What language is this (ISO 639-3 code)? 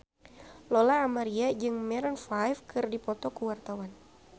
sun